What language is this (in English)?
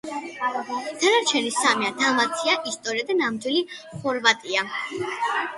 Georgian